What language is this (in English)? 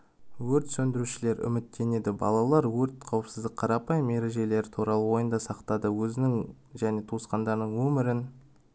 Kazakh